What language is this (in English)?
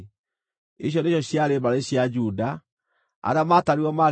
Kikuyu